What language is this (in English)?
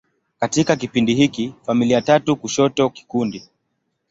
Swahili